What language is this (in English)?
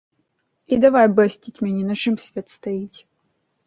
Belarusian